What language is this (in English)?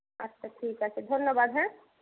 Bangla